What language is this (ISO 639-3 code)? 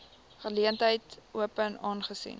afr